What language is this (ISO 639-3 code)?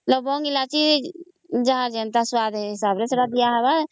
ori